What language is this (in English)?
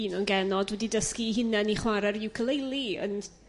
Welsh